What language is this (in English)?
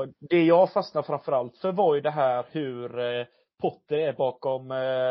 Swedish